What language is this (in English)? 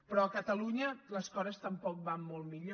Catalan